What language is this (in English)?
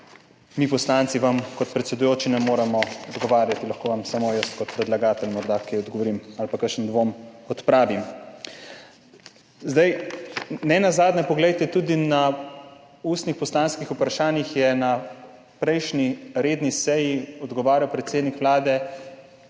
Slovenian